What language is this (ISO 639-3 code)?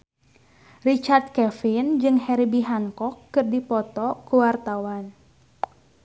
sun